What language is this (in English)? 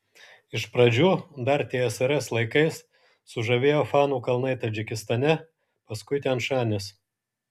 Lithuanian